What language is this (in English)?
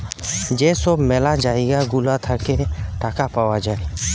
Bangla